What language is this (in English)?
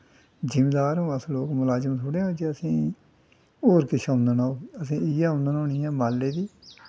Dogri